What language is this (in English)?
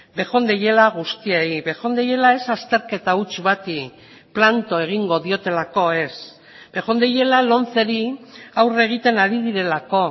Basque